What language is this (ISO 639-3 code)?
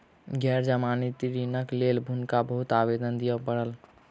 mai